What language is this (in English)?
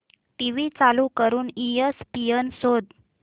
Marathi